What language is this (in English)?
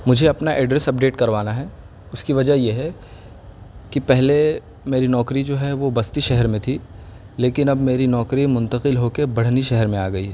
Urdu